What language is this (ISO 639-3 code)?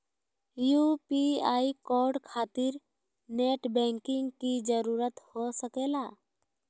mag